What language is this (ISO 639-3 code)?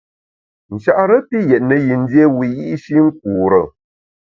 bax